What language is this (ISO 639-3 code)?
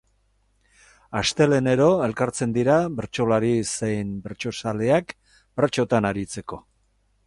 eus